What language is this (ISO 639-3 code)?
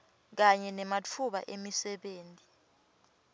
ssw